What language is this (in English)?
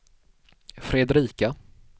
Swedish